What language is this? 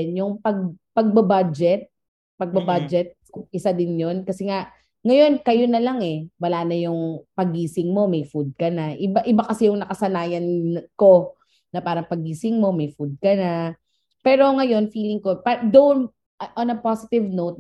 Filipino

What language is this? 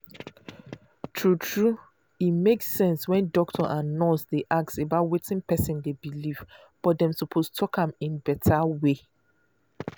Nigerian Pidgin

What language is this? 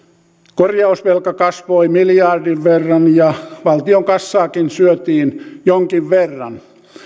Finnish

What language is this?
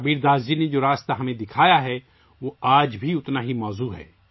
Urdu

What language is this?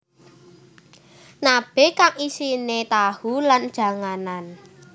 Javanese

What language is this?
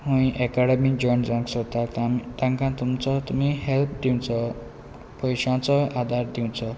Konkani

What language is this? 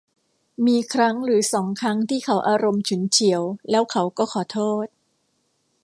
Thai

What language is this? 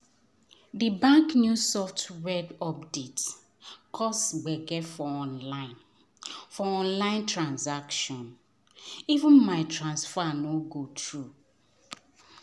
Nigerian Pidgin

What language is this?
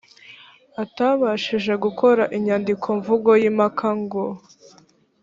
Kinyarwanda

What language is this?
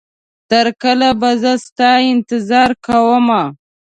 Pashto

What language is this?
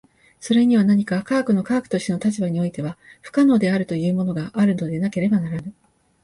Japanese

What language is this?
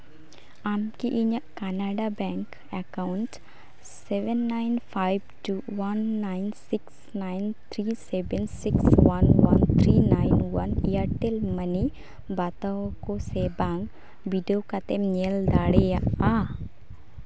Santali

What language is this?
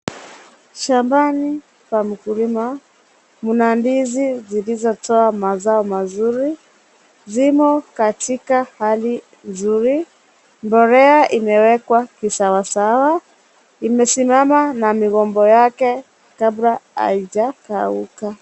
Swahili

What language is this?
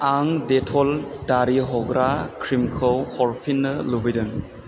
Bodo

